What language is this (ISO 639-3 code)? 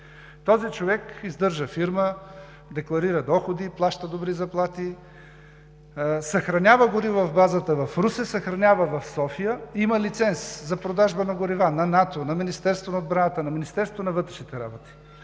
bul